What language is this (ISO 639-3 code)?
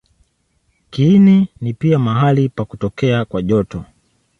swa